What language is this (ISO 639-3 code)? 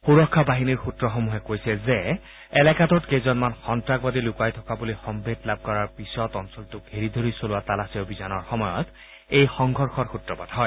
asm